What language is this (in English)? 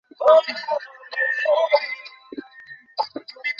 Bangla